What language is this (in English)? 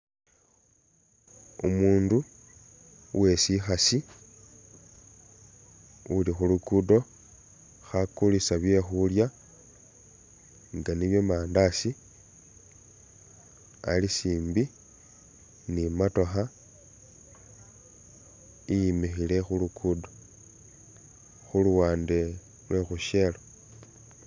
Masaaba